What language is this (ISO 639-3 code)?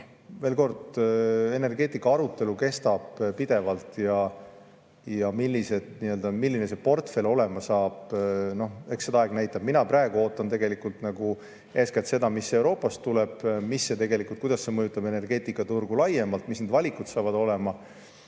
est